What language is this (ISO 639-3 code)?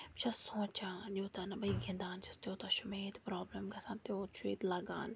kas